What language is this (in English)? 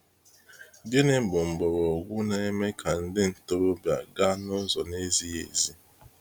Igbo